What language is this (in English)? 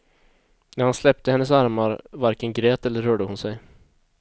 Swedish